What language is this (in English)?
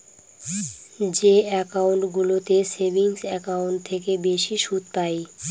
Bangla